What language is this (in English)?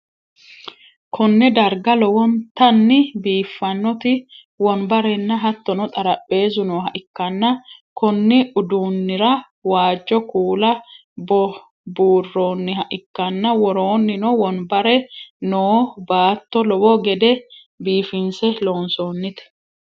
Sidamo